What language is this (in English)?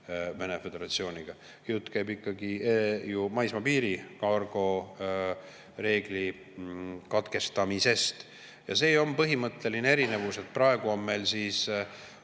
Estonian